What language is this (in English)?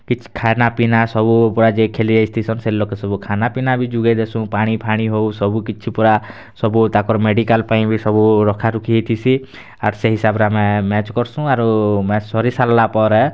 Odia